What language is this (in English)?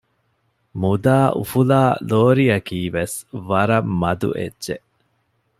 Divehi